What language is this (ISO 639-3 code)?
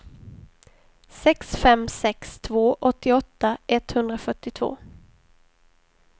swe